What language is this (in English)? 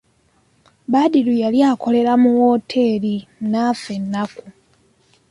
Ganda